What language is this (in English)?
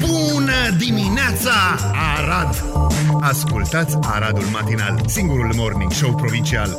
Romanian